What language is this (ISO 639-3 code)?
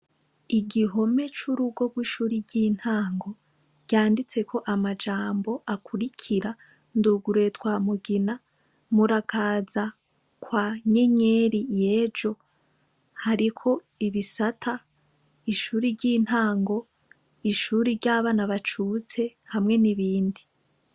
run